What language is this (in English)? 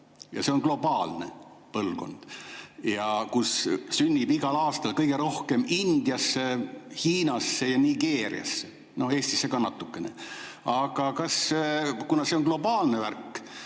Estonian